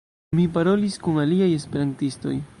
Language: Esperanto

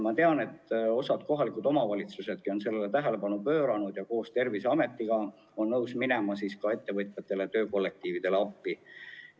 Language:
Estonian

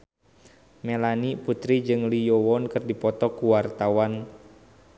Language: Sundanese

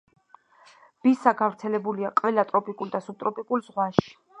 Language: Georgian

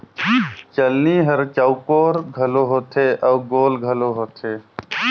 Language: Chhattisgarhi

